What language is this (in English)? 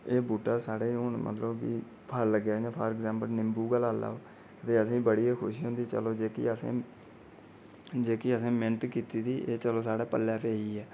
Dogri